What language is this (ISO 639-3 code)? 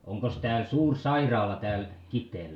fin